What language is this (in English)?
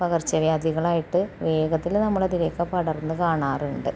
Malayalam